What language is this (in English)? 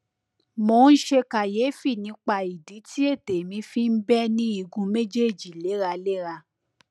Yoruba